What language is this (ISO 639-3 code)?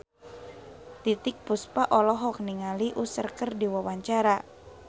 sun